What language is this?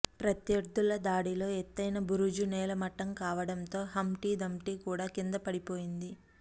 Telugu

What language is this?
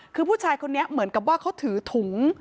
Thai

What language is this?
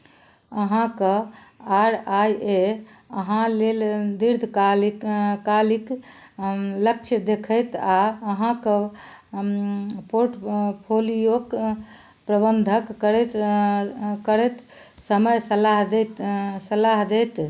Maithili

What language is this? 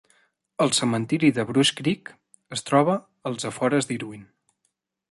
Catalan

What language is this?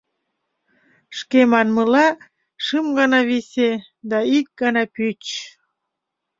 Mari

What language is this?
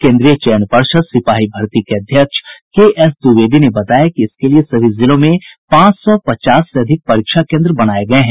Hindi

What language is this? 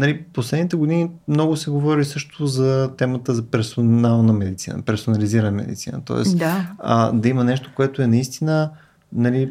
Bulgarian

